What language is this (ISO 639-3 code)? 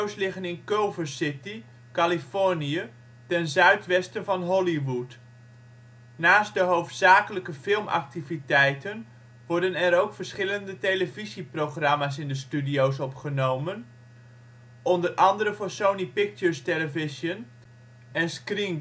nld